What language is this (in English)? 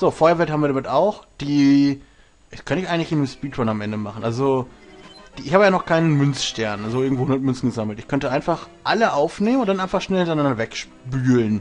German